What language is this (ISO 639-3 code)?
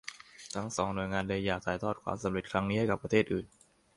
tha